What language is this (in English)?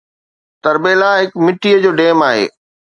Sindhi